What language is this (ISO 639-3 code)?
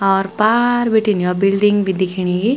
gbm